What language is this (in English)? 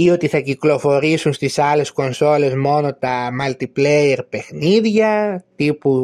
Greek